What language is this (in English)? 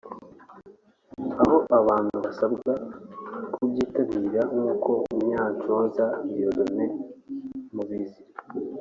Kinyarwanda